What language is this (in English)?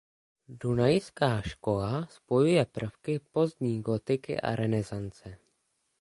Czech